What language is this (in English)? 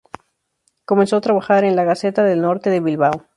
Spanish